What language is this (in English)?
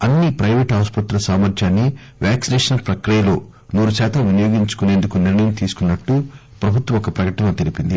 Telugu